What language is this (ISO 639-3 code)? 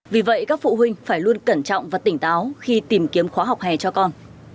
vie